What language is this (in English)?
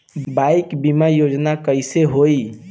Bhojpuri